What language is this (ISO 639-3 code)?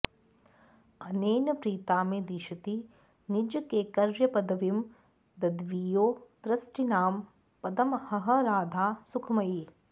san